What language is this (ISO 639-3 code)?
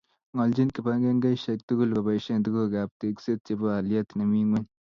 kln